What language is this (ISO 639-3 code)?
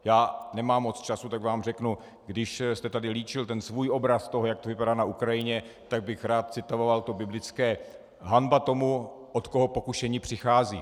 ces